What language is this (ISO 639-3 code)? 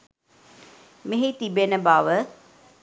sin